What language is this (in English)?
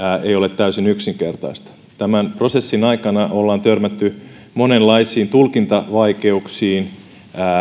Finnish